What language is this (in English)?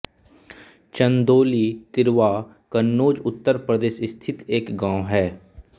Hindi